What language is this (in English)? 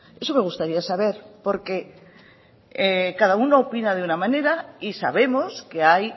Spanish